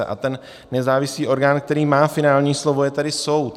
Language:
Czech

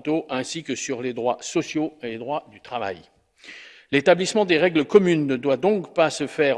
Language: French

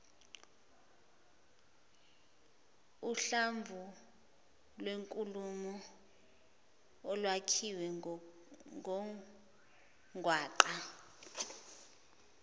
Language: Zulu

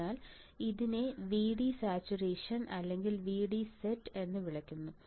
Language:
Malayalam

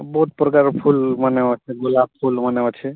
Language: Odia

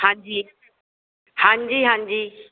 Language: Punjabi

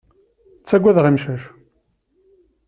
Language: Kabyle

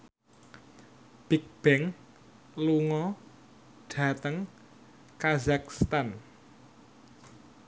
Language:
Javanese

